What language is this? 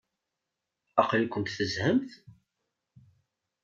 Kabyle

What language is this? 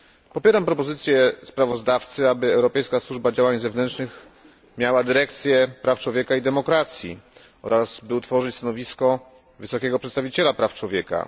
Polish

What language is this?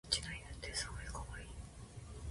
Japanese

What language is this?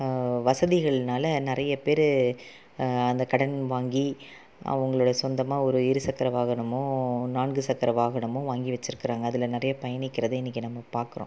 Tamil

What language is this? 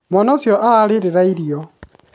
Kikuyu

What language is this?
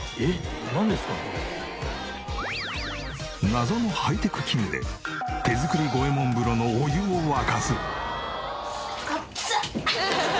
Japanese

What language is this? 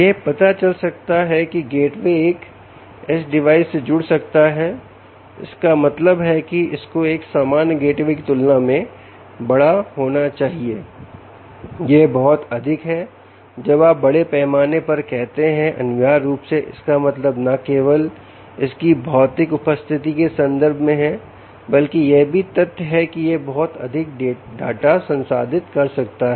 Hindi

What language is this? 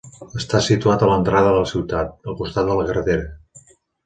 Catalan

